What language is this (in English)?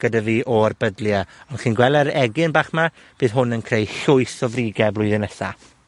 Welsh